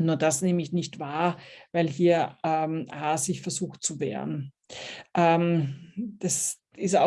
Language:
German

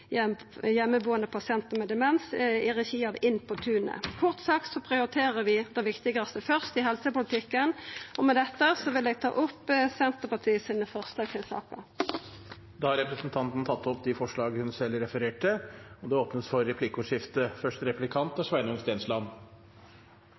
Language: Norwegian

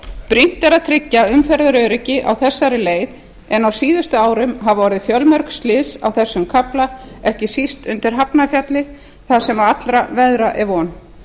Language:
Icelandic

